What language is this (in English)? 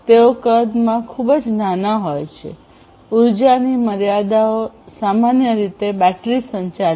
Gujarati